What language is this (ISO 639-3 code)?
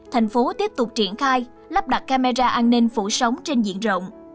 vie